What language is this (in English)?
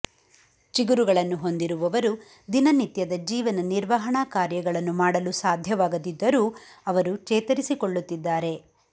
Kannada